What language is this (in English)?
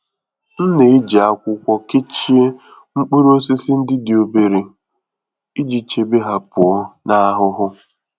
Igbo